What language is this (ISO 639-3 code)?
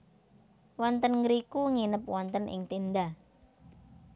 jav